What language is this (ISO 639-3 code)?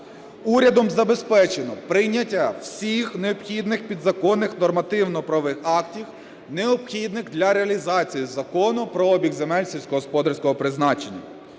ukr